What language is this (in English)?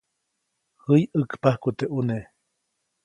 Copainalá Zoque